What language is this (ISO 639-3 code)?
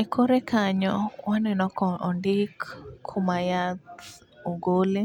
luo